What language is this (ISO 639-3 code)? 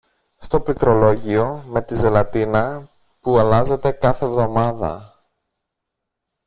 ell